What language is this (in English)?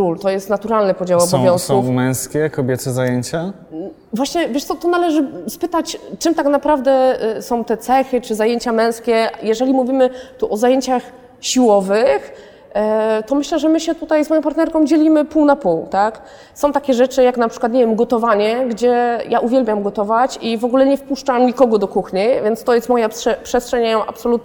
Polish